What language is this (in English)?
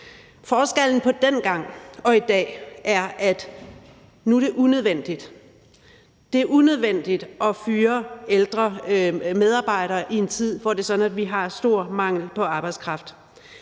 Danish